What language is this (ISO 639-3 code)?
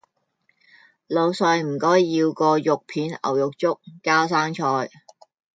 yue